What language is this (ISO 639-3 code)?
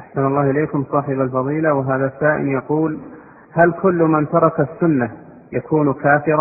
ara